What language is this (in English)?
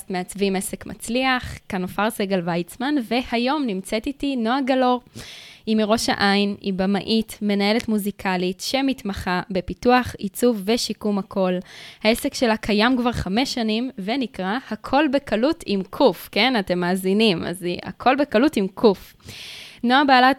Hebrew